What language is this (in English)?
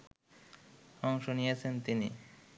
Bangla